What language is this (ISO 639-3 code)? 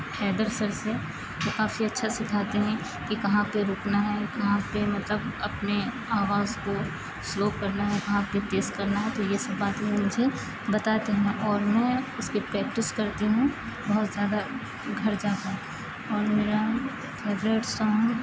urd